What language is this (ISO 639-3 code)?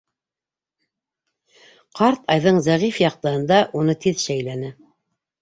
bak